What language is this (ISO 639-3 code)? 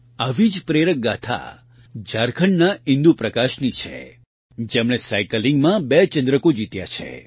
guj